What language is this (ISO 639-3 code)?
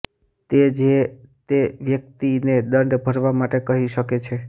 guj